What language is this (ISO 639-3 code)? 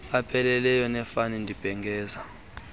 xho